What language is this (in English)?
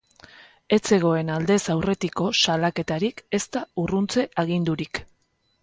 Basque